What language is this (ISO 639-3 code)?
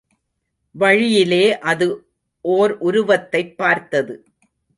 tam